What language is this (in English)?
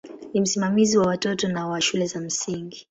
Swahili